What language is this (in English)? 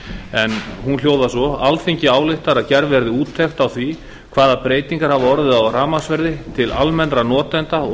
Icelandic